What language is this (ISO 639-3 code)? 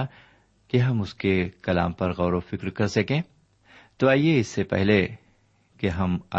urd